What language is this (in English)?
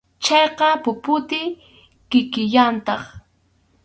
Arequipa-La Unión Quechua